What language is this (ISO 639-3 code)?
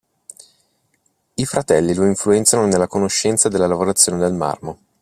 ita